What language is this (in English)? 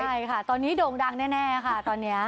Thai